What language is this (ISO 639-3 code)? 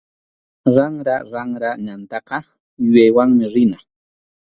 qxu